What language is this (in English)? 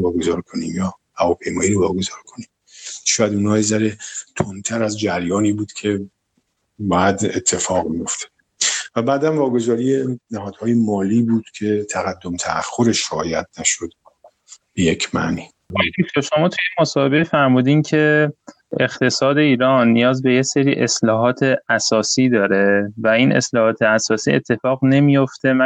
Persian